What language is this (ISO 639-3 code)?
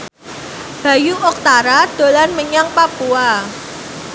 jav